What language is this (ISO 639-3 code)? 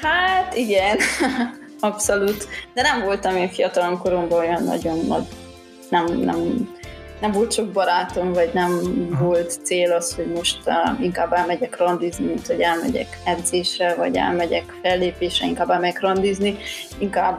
hun